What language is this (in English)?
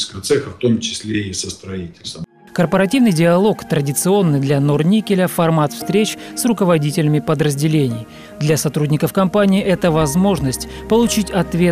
Russian